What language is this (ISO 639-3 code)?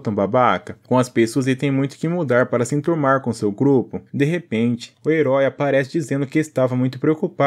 por